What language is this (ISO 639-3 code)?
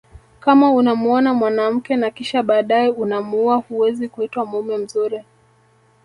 swa